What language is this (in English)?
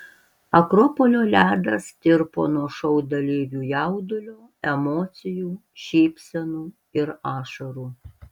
Lithuanian